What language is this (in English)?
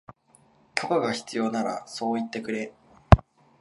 Japanese